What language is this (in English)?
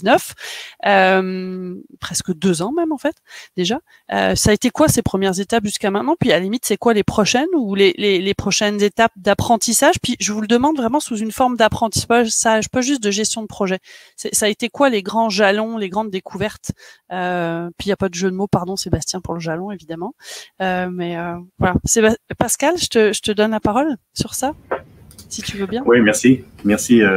French